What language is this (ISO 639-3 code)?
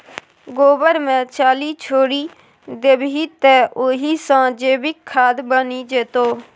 mai